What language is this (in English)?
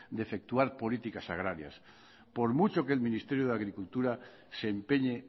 Spanish